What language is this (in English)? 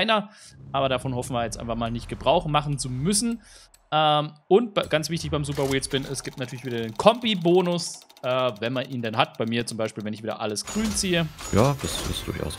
German